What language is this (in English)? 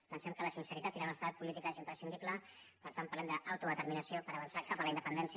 Catalan